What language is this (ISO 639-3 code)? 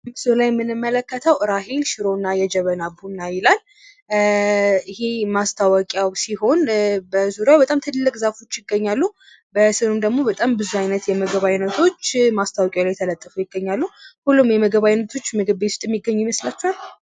amh